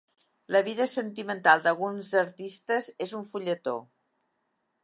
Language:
Catalan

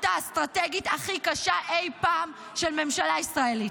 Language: Hebrew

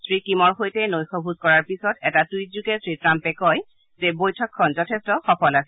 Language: Assamese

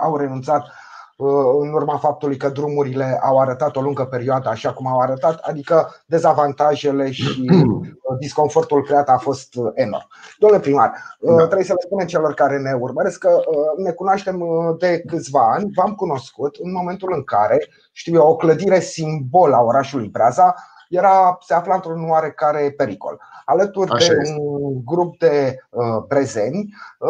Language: Romanian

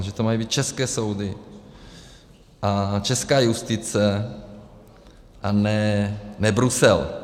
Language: Czech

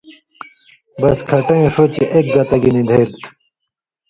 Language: Indus Kohistani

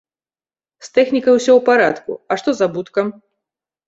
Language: Belarusian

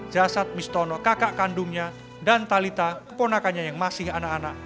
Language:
Indonesian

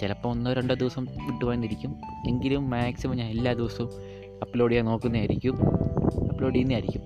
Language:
Malayalam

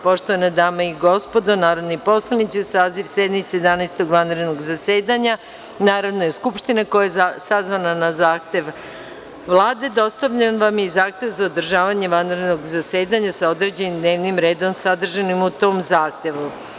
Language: Serbian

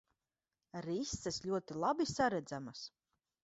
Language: Latvian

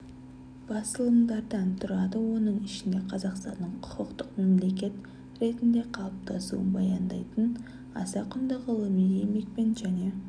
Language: Kazakh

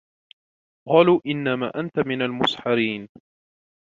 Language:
Arabic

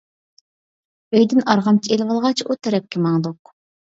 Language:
Uyghur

